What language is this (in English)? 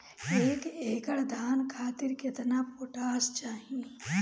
Bhojpuri